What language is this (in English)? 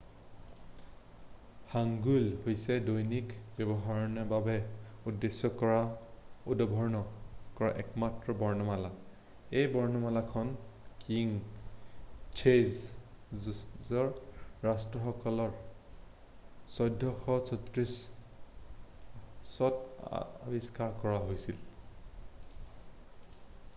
Assamese